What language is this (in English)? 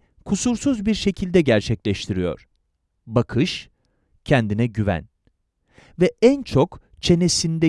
Turkish